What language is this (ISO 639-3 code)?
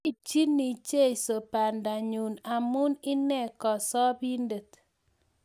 kln